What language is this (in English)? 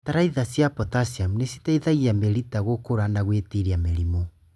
Kikuyu